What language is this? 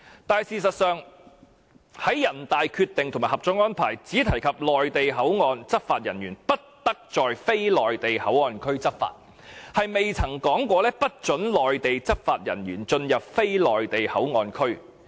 Cantonese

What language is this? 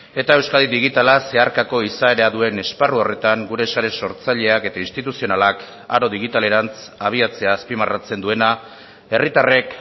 Basque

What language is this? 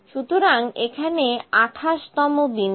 Bangla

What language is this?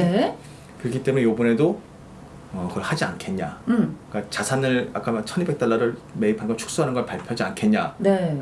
Korean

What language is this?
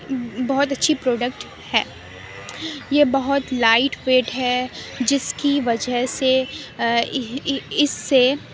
Urdu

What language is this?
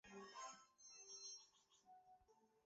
Georgian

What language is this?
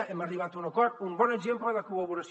Catalan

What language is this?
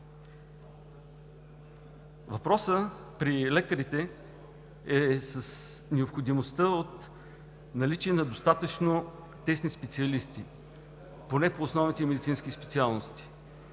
Bulgarian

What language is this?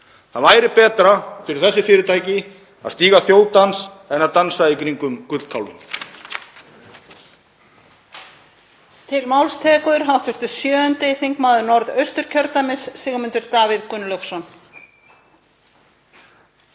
Icelandic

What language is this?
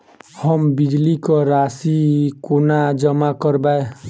Maithili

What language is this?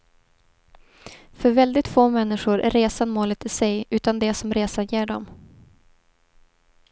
Swedish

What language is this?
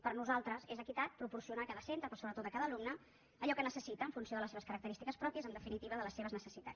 Catalan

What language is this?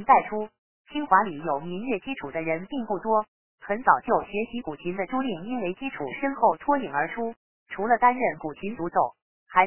Chinese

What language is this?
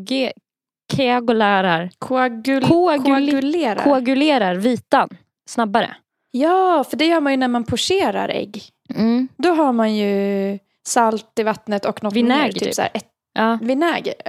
Swedish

